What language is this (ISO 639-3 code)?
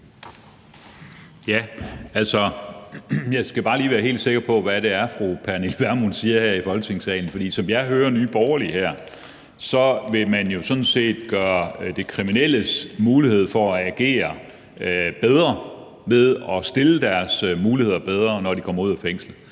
dan